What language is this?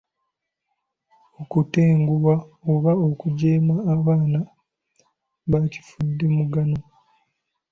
Ganda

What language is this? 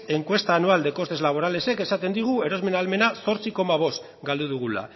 Basque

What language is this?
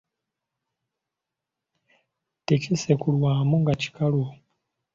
Ganda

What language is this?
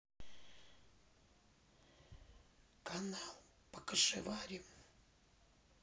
Russian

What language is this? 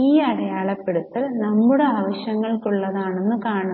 Malayalam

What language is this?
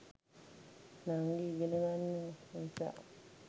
Sinhala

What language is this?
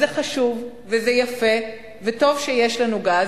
Hebrew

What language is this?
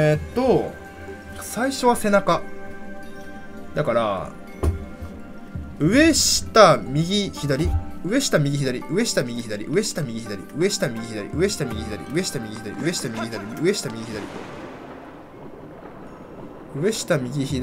Japanese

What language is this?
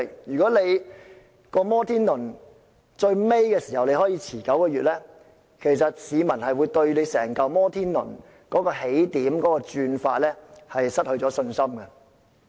Cantonese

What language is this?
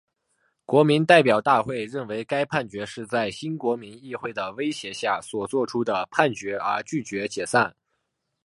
Chinese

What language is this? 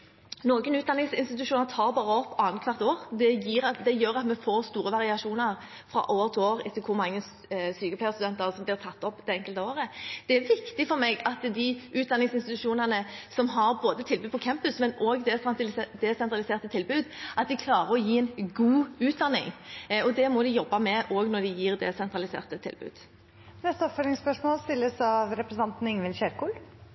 Norwegian Bokmål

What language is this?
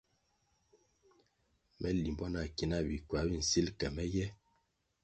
Kwasio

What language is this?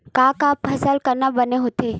Chhattisgarhi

